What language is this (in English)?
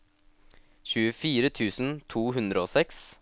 Norwegian